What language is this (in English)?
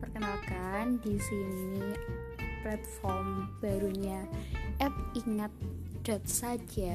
Indonesian